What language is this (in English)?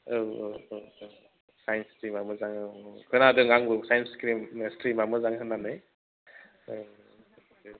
Bodo